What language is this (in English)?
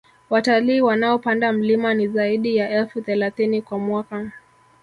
Swahili